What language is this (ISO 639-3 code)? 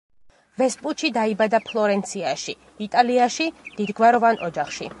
kat